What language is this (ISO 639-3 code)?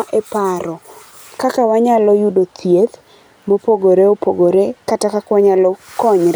luo